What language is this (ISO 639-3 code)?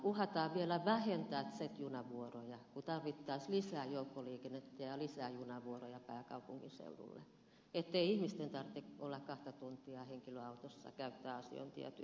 fin